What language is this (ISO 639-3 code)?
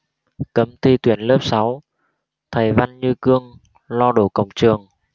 vie